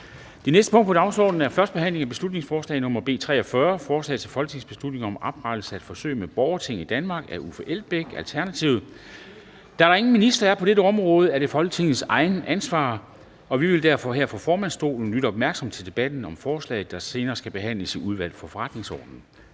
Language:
Danish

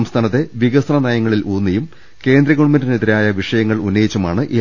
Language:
Malayalam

